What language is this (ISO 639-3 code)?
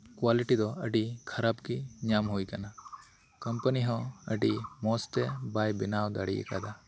sat